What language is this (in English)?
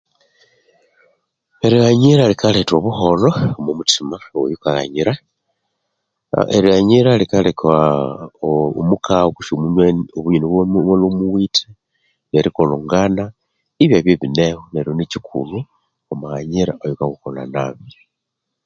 Konzo